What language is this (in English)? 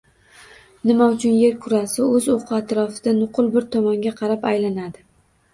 Uzbek